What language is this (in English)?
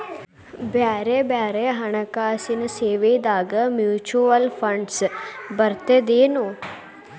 Kannada